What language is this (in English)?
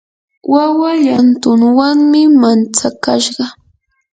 Yanahuanca Pasco Quechua